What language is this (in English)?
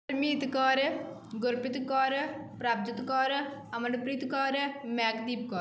Punjabi